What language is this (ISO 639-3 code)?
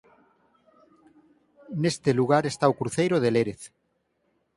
glg